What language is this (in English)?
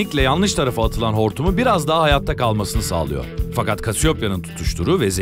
Turkish